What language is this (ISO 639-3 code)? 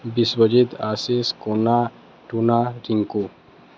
ori